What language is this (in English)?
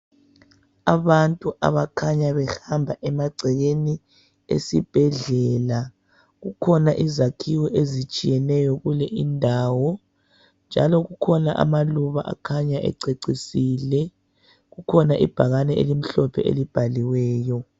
North Ndebele